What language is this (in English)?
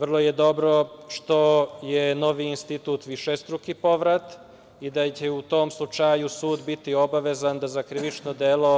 Serbian